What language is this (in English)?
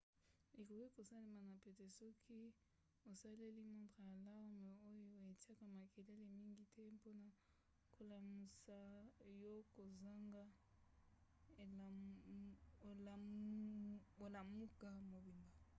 Lingala